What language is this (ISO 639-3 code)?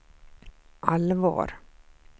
swe